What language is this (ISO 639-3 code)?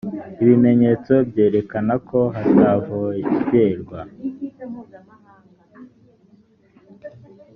kin